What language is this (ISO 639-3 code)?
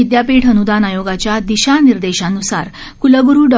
mar